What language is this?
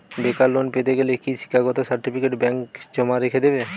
Bangla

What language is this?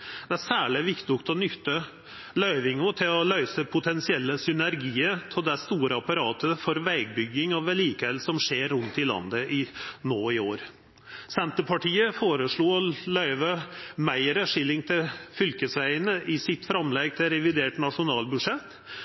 Norwegian Nynorsk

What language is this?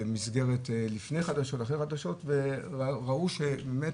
Hebrew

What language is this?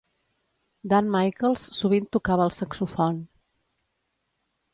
Catalan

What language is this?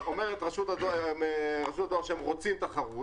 Hebrew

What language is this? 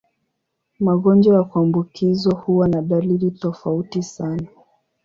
Swahili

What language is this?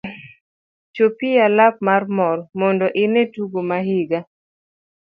Luo (Kenya and Tanzania)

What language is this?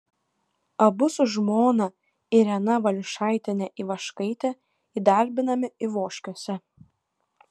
Lithuanian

